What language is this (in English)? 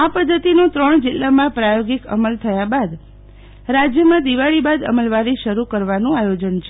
Gujarati